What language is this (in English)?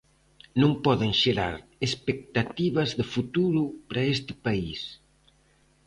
Galician